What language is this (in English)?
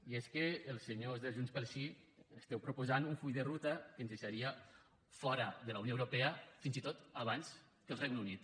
Catalan